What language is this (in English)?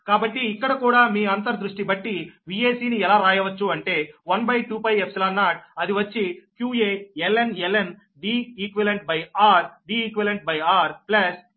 Telugu